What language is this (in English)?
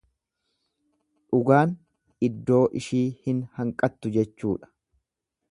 Oromo